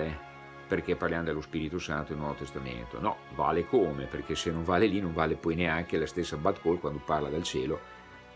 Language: Italian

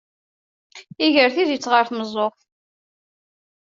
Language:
Kabyle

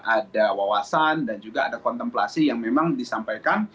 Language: Indonesian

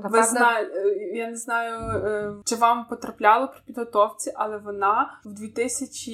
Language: Ukrainian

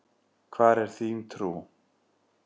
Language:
Icelandic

